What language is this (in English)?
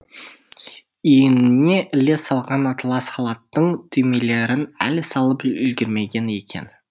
Kazakh